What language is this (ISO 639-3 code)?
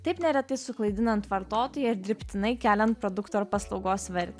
lit